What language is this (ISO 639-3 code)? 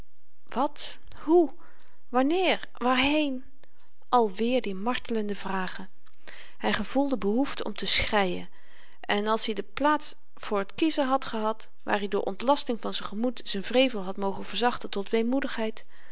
nld